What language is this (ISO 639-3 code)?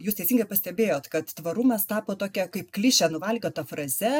lit